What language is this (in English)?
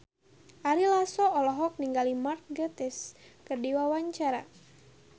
Sundanese